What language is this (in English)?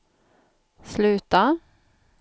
Swedish